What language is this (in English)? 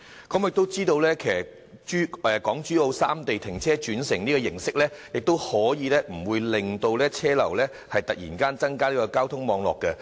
Cantonese